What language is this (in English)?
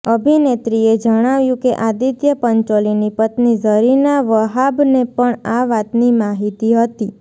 Gujarati